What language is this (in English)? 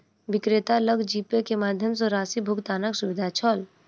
Maithili